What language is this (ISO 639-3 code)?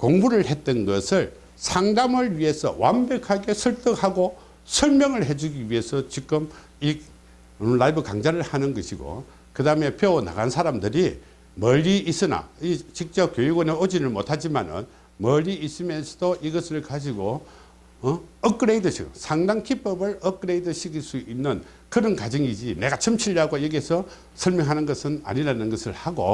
kor